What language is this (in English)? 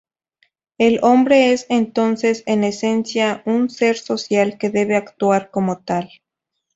Spanish